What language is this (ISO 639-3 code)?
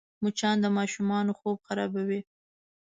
pus